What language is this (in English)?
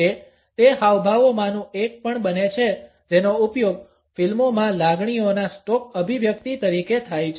Gujarati